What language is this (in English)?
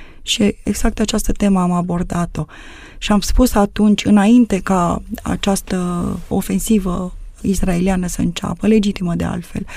Romanian